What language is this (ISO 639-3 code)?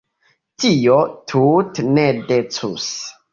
epo